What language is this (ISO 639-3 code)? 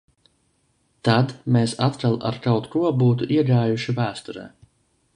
lav